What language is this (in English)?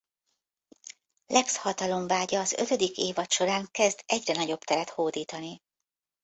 Hungarian